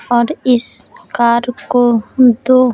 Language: Hindi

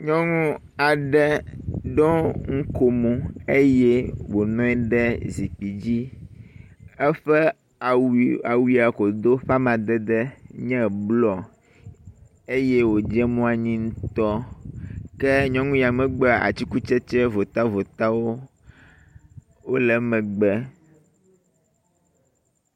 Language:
Ewe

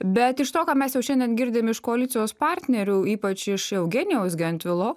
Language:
Lithuanian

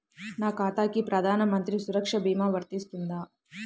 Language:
Telugu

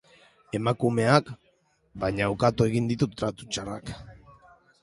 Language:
Basque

